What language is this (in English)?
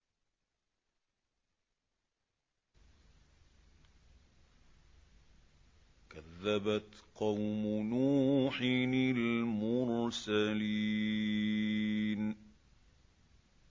Arabic